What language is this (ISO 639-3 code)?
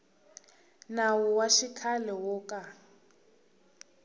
tso